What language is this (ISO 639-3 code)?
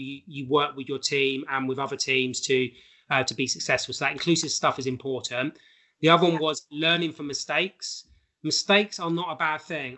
eng